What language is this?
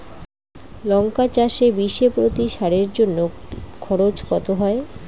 Bangla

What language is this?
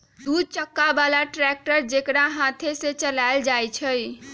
Magahi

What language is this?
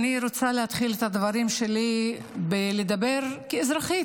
Hebrew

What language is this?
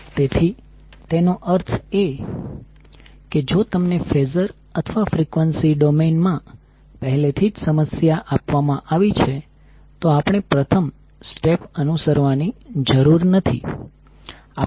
Gujarati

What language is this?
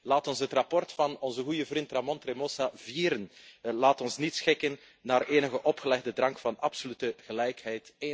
Dutch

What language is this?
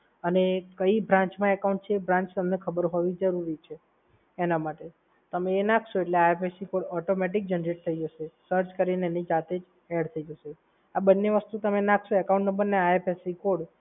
Gujarati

